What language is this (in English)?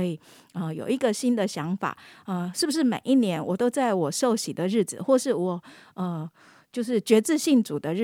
Chinese